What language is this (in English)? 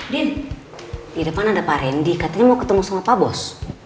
Indonesian